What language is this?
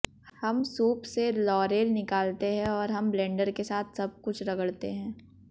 Hindi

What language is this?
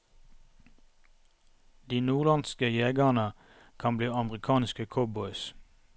Norwegian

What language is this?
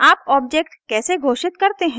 Hindi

